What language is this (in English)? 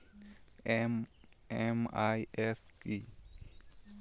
Bangla